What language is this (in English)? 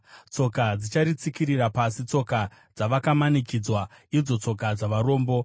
Shona